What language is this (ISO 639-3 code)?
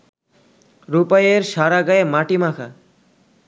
ben